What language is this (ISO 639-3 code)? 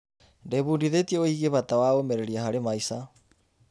kik